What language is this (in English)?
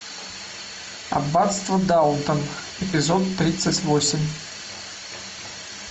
Russian